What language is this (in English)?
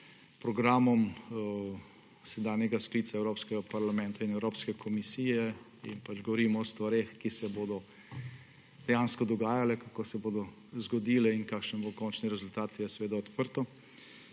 Slovenian